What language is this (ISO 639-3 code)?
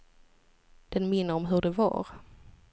swe